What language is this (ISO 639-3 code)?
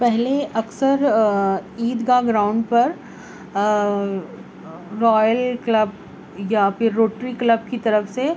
urd